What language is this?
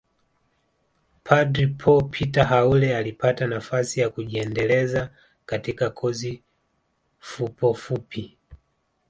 Swahili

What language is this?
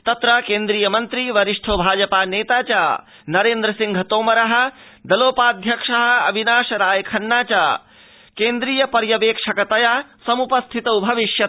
Sanskrit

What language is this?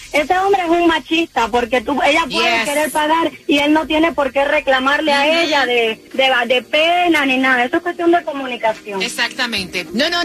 Spanish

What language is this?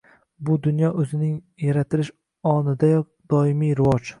Uzbek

